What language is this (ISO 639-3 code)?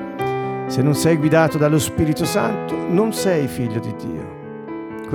ita